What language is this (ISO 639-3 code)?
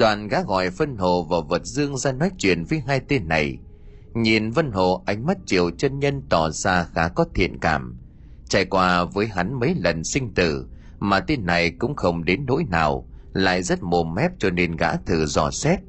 vie